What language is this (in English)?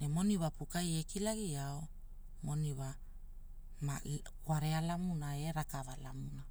Hula